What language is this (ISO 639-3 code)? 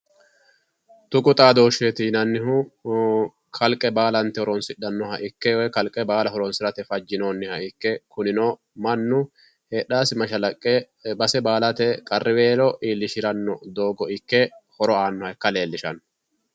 sid